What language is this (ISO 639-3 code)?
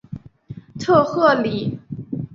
zho